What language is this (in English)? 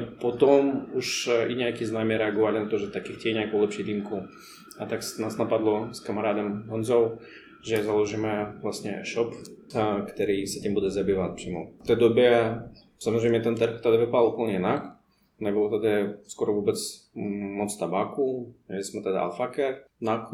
Czech